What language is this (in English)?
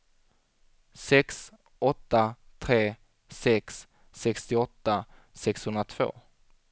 Swedish